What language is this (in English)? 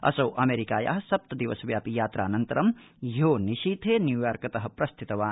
Sanskrit